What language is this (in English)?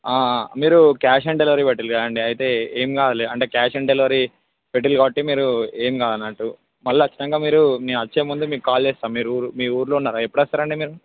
Telugu